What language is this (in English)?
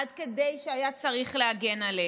Hebrew